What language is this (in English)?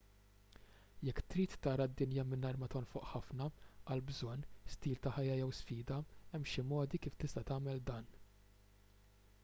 Maltese